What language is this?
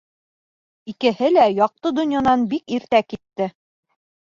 Bashkir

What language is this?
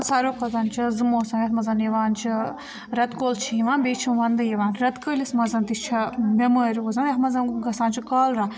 Kashmiri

